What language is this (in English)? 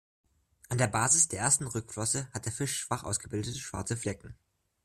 German